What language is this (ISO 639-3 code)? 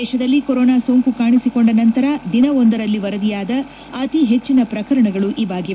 kan